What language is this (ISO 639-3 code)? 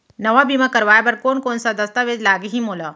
hne